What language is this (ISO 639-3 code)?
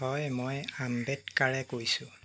asm